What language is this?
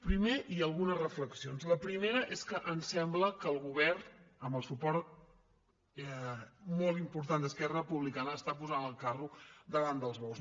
Catalan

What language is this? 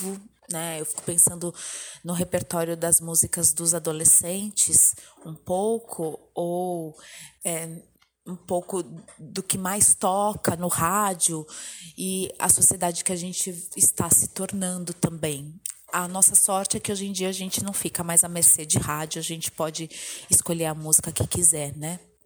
Portuguese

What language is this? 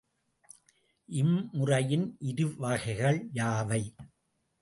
Tamil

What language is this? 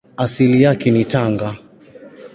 Swahili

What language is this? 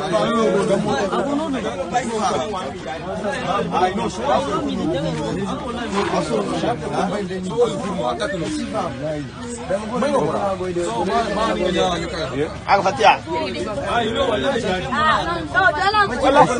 Romanian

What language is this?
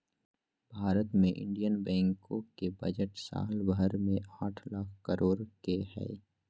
Magahi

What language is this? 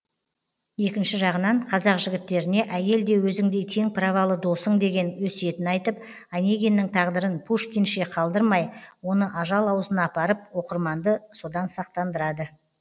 Kazakh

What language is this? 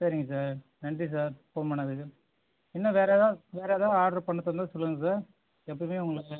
Tamil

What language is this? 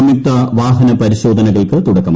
Malayalam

